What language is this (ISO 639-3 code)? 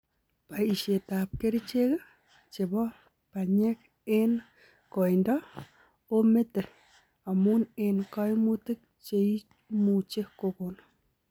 kln